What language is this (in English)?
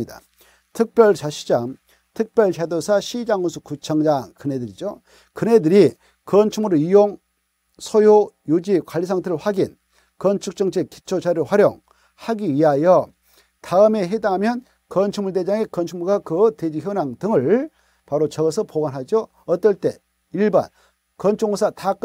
Korean